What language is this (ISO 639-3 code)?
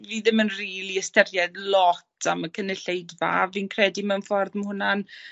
cym